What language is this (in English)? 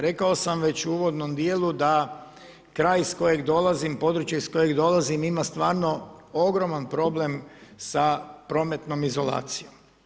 Croatian